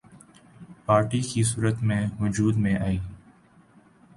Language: Urdu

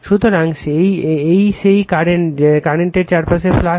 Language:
Bangla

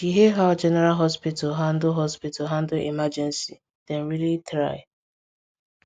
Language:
Nigerian Pidgin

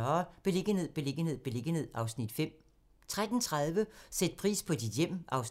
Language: Danish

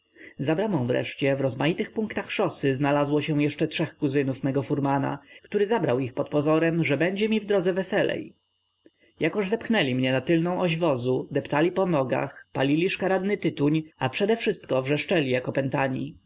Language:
Polish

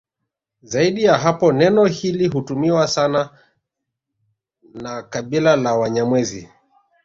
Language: Swahili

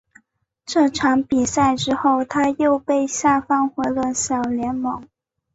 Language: Chinese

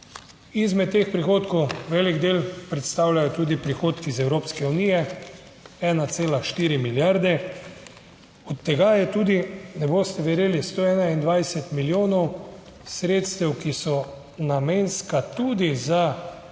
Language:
Slovenian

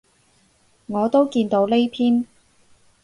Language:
Cantonese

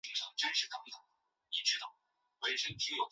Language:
Chinese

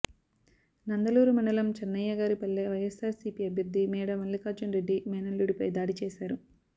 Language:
Telugu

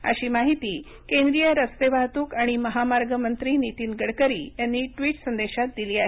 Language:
Marathi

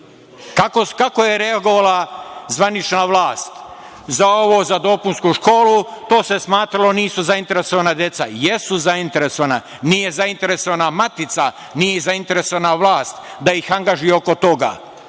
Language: Serbian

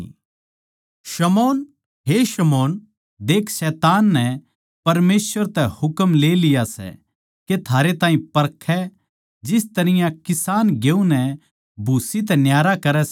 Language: Haryanvi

